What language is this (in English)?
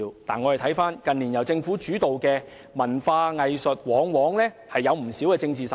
Cantonese